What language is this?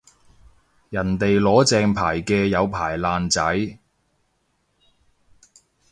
Cantonese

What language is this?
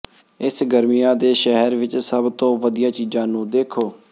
Punjabi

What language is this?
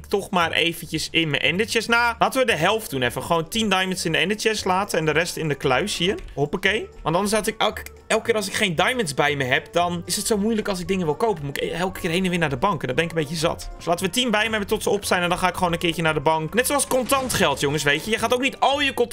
Dutch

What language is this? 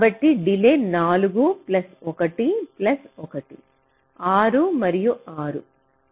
Telugu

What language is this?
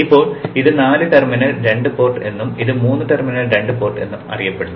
Malayalam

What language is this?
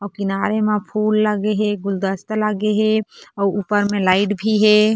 Chhattisgarhi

